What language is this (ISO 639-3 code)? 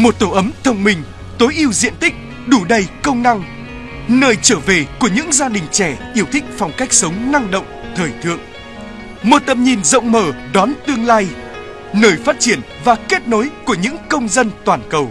vie